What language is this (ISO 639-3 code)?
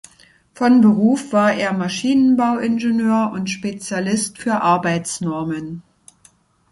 deu